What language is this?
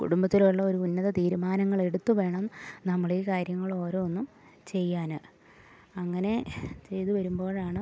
Malayalam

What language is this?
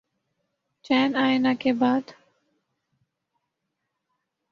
Urdu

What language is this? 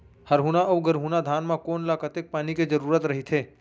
Chhattisgarhi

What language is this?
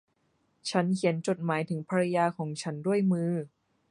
Thai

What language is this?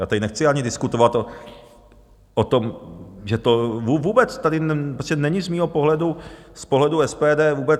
Czech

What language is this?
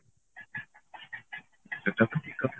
Odia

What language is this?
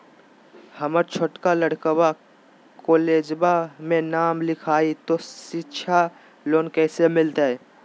Magahi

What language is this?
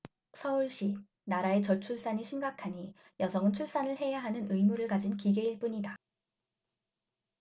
Korean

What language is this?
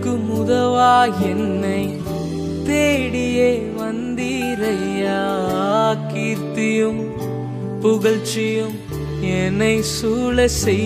Urdu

